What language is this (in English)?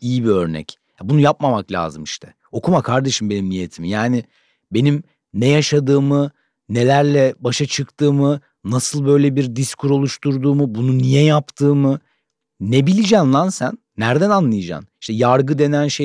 Turkish